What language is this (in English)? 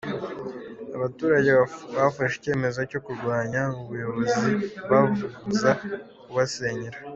Kinyarwanda